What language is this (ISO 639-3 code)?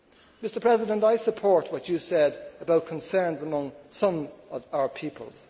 eng